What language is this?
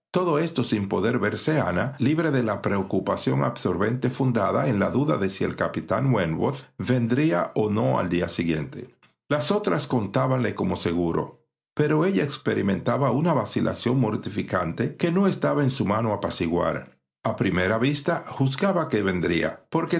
Spanish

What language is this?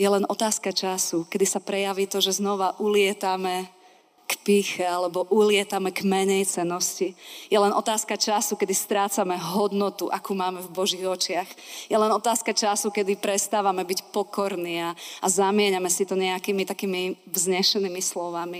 Slovak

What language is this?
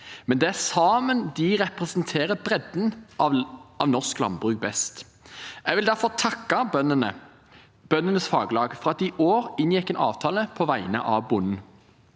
Norwegian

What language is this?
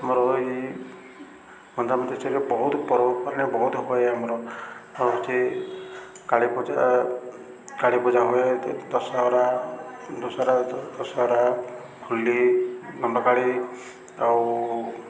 Odia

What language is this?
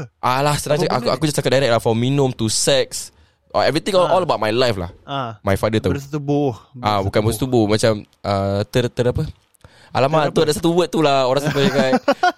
Malay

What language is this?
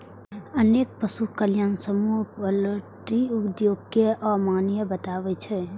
Maithili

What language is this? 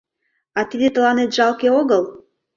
Mari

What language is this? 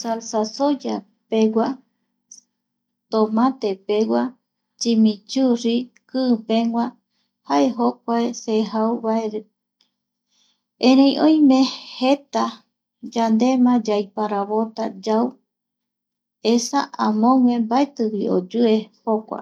Eastern Bolivian Guaraní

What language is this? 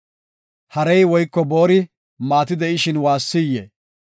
Gofa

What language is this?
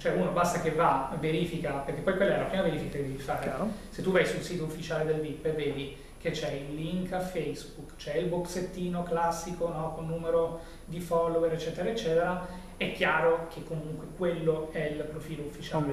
Italian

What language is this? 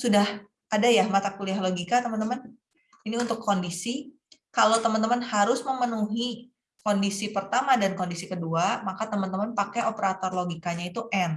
Indonesian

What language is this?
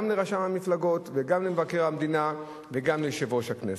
Hebrew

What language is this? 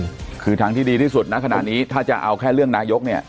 Thai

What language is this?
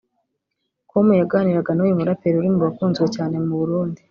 Kinyarwanda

